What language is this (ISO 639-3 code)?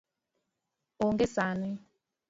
luo